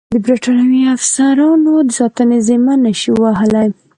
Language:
Pashto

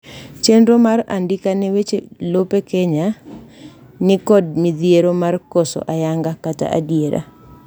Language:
Luo (Kenya and Tanzania)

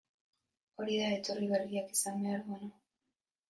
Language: Basque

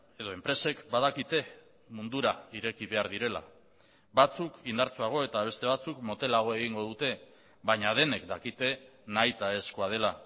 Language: Basque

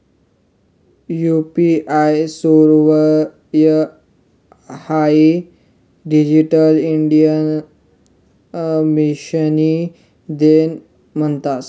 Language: Marathi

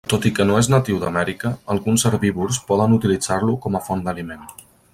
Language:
Catalan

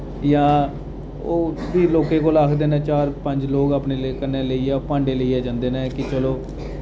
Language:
Dogri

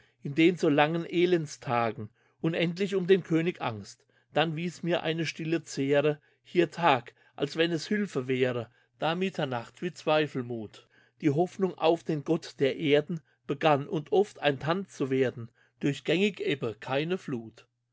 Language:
German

